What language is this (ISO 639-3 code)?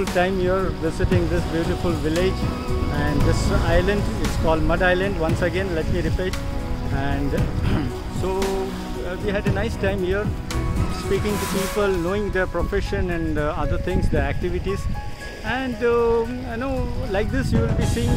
eng